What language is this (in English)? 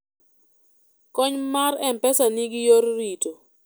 Luo (Kenya and Tanzania)